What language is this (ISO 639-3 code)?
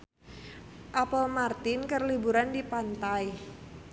sun